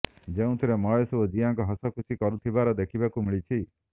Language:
Odia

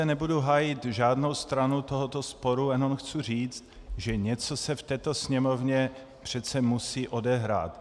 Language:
Czech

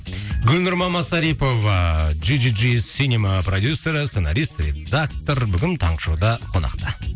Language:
Kazakh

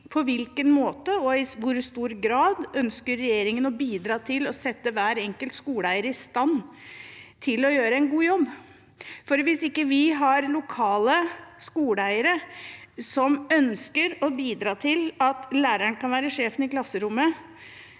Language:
Norwegian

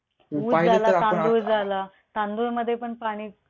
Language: Marathi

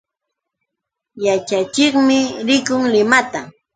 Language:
Yauyos Quechua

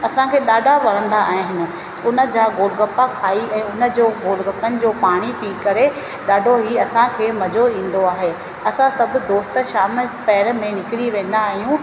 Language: Sindhi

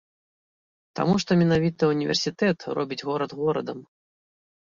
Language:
Belarusian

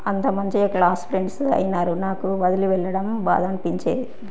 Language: Telugu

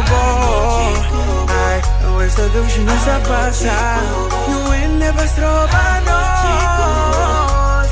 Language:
Romanian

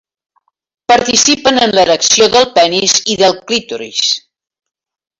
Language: Catalan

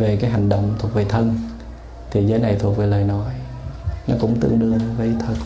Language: Vietnamese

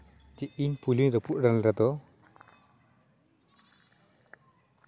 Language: Santali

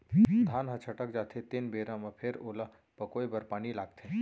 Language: Chhattisgarhi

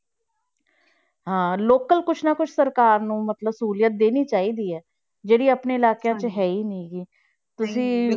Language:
Punjabi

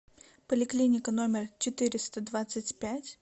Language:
Russian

